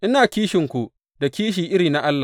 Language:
Hausa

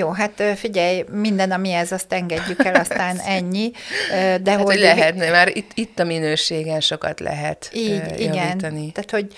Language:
Hungarian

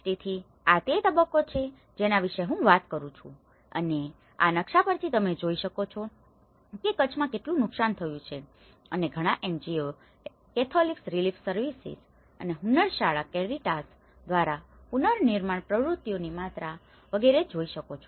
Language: Gujarati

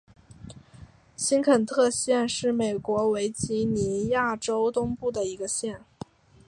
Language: Chinese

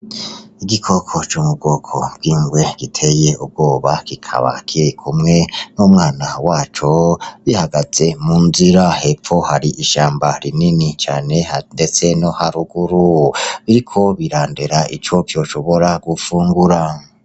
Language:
Rundi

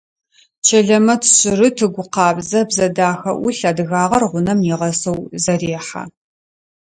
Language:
Adyghe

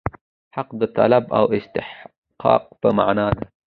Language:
Pashto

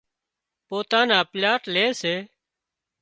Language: Wadiyara Koli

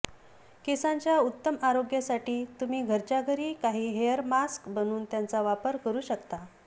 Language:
Marathi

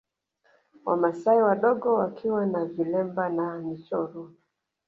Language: Swahili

